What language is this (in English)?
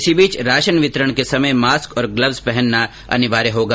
Hindi